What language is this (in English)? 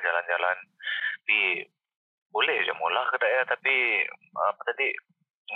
Malay